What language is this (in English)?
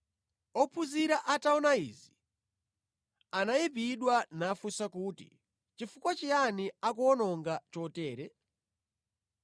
Nyanja